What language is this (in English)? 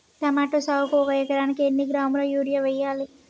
Telugu